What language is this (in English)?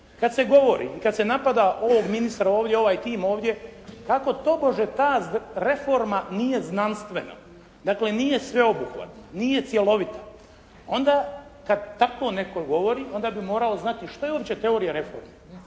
Croatian